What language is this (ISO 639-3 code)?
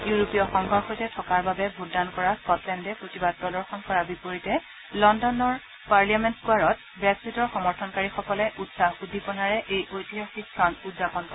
asm